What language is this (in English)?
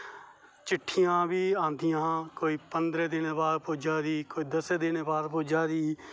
Dogri